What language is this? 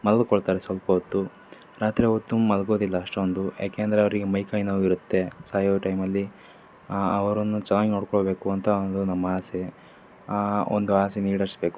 Kannada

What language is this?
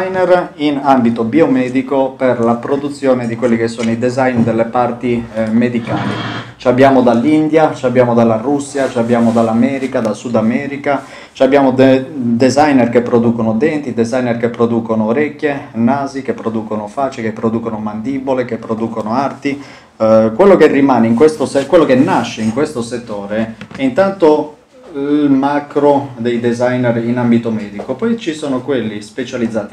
Italian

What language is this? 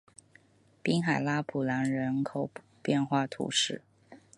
Chinese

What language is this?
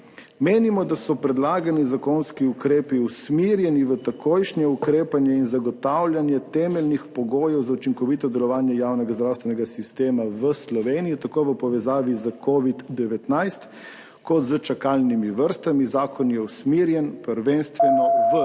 Slovenian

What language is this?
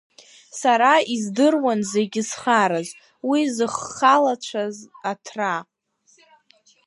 Abkhazian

